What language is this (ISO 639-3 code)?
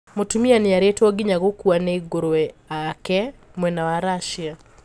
kik